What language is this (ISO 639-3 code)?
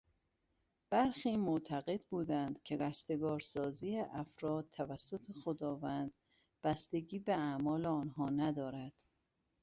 fas